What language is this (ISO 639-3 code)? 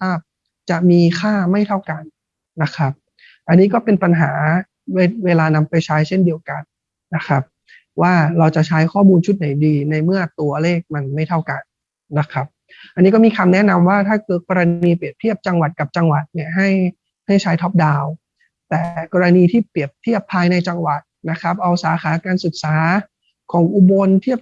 tha